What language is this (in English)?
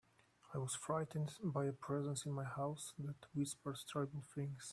English